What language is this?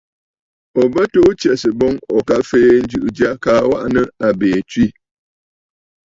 Bafut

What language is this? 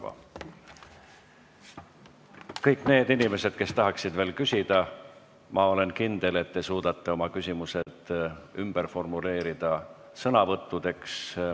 Estonian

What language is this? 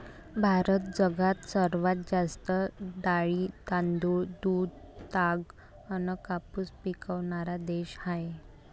Marathi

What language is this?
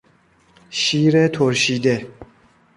Persian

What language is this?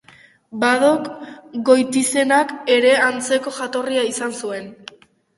Basque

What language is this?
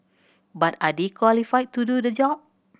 English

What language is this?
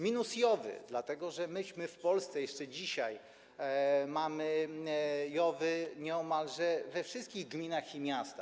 Polish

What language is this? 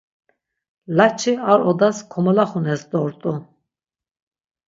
Laz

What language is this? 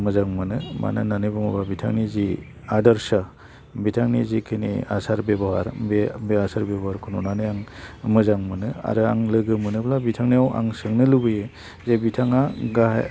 Bodo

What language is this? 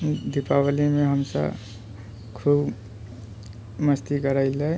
Maithili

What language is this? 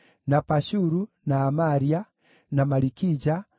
Kikuyu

